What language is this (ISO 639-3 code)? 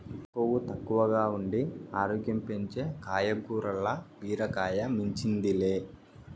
tel